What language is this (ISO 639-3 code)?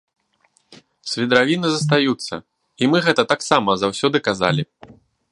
bel